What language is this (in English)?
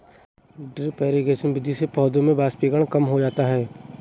Hindi